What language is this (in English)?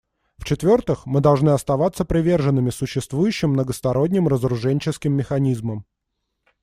Russian